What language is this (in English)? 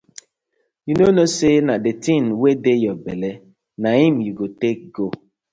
Nigerian Pidgin